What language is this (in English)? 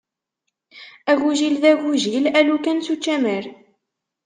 Kabyle